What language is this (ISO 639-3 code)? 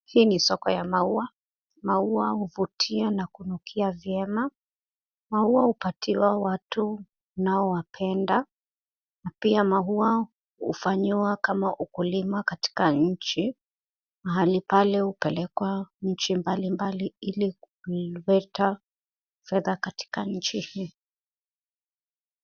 swa